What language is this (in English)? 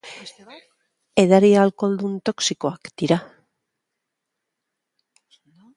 Basque